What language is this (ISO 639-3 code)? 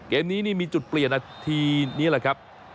tha